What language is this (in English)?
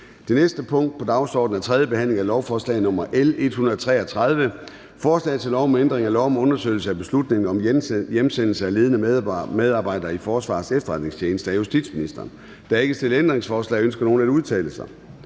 Danish